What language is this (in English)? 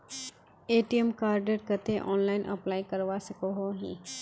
Magahi